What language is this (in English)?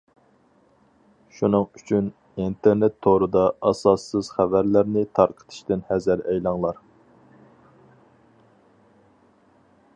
Uyghur